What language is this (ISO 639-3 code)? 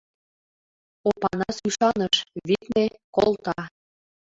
chm